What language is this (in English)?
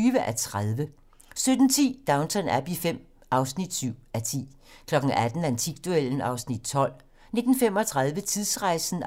Danish